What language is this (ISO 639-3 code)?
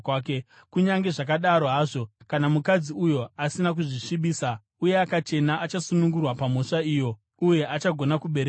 sna